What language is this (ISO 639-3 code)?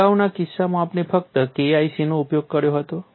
guj